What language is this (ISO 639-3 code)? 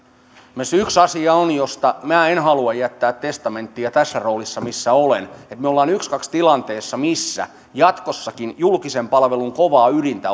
fin